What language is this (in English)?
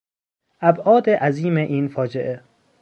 Persian